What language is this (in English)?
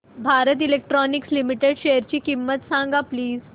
Marathi